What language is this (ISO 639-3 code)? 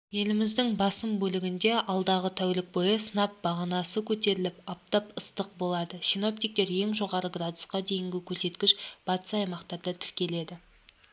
kaz